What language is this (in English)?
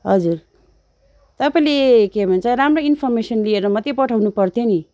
Nepali